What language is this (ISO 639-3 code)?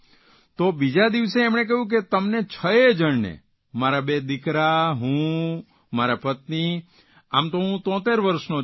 guj